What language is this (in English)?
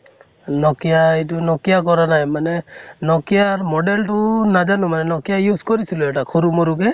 Assamese